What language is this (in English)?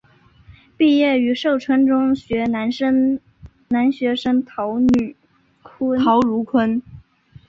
Chinese